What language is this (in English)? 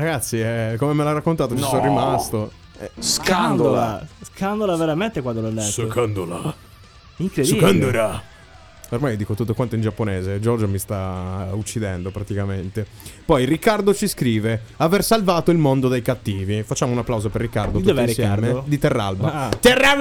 Italian